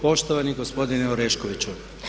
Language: Croatian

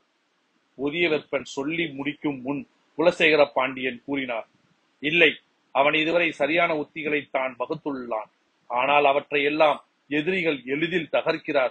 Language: Tamil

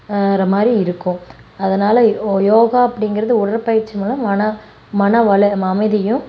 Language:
Tamil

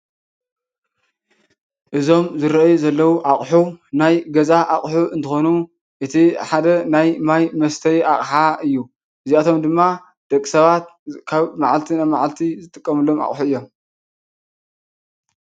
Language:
Tigrinya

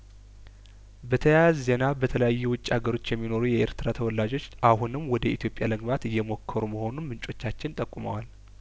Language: Amharic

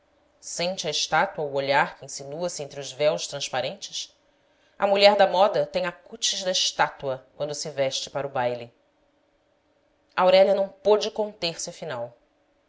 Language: Portuguese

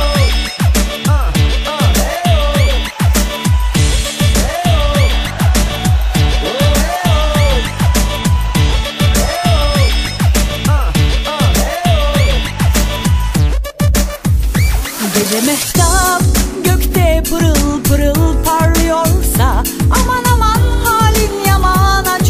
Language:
Turkish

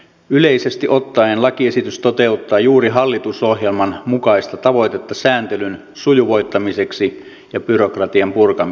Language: Finnish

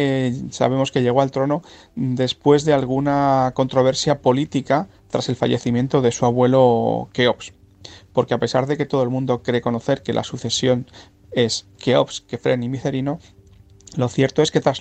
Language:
Spanish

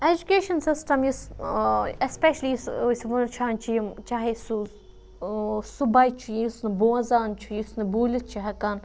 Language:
Kashmiri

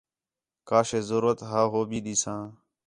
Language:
Khetrani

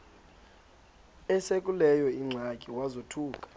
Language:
Xhosa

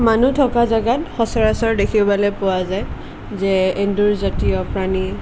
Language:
Assamese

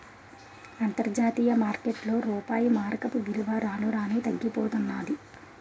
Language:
Telugu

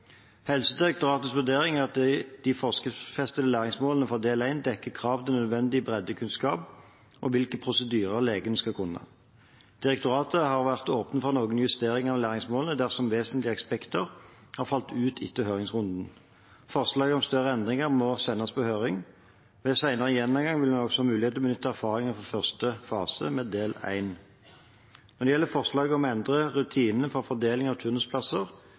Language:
Norwegian Bokmål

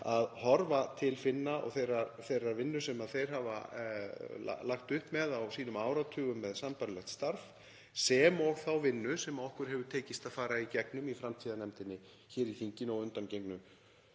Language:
Icelandic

